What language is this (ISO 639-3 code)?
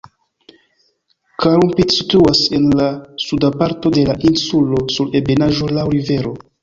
epo